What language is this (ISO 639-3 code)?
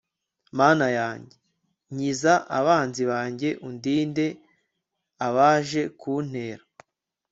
kin